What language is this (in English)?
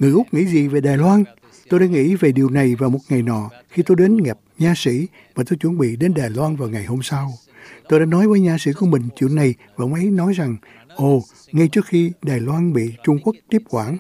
Vietnamese